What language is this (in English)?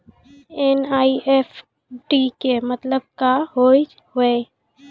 Maithili